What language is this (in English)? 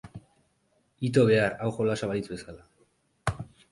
Basque